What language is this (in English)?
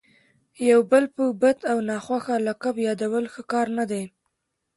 Pashto